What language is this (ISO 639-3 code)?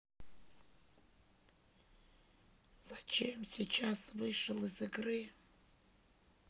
rus